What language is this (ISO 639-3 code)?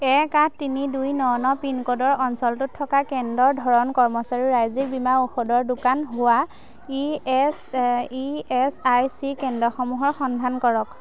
asm